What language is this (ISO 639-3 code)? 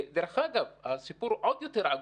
heb